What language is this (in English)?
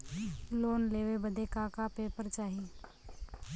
Bhojpuri